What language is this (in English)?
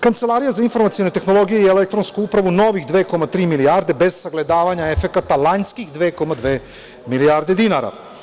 Serbian